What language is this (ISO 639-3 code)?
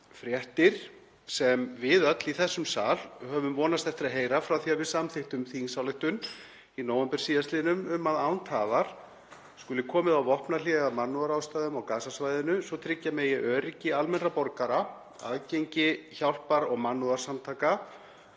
isl